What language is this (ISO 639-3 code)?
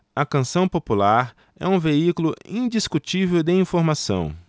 por